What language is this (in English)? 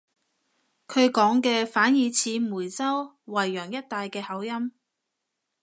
Cantonese